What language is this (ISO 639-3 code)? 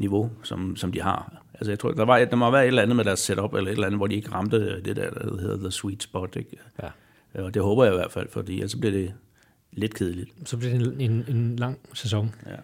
dan